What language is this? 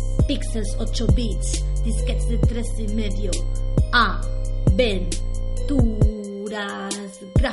Spanish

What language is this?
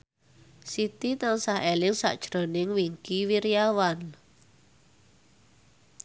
Javanese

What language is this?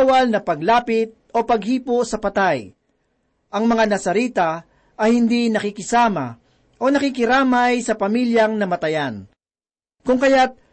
Filipino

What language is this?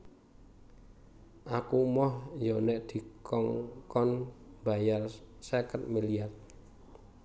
Javanese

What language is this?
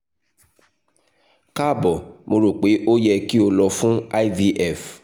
Yoruba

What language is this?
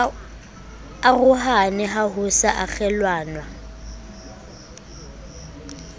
Southern Sotho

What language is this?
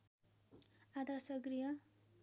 Nepali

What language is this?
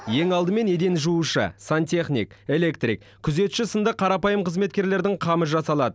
Kazakh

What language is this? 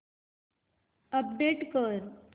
Marathi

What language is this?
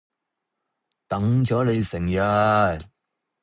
Cantonese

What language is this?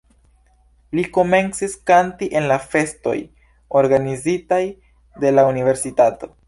Esperanto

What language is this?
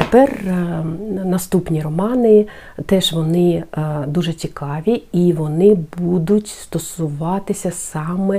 Ukrainian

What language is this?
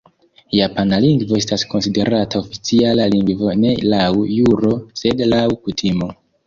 Esperanto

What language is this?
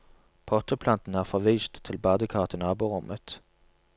Norwegian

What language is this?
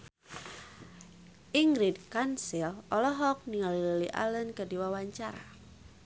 Sundanese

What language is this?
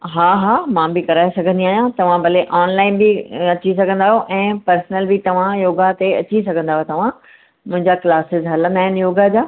Sindhi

